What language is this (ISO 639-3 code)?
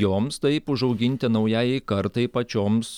lit